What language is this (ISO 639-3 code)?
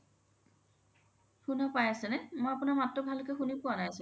asm